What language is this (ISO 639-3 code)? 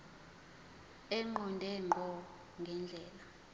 zul